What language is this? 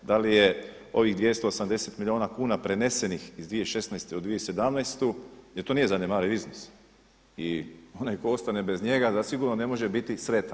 Croatian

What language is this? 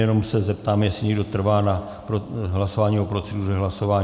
Czech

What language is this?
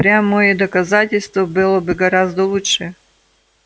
Russian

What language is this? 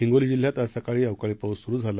Marathi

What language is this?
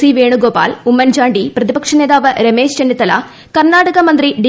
Malayalam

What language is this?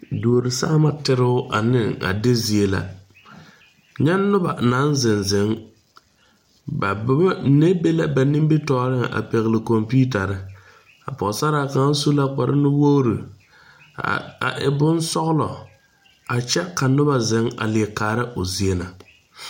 Southern Dagaare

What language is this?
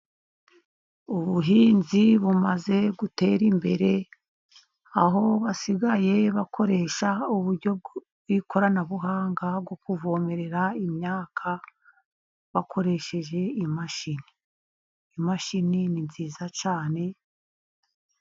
Kinyarwanda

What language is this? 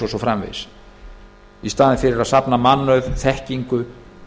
Icelandic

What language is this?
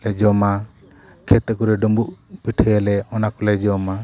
Santali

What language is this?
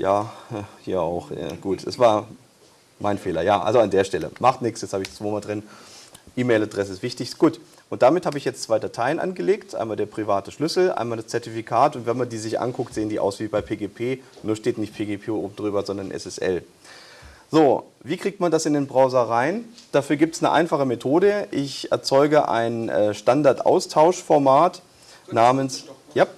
German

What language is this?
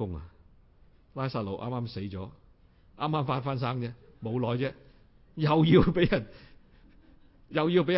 Chinese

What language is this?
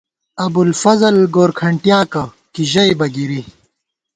Gawar-Bati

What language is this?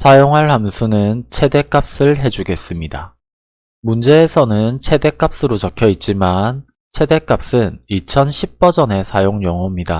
Korean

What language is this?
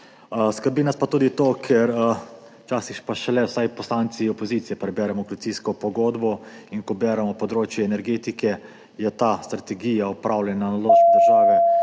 Slovenian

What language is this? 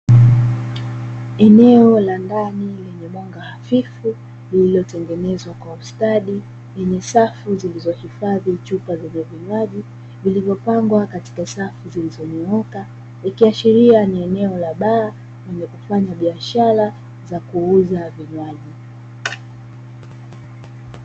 Swahili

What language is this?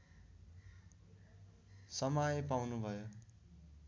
Nepali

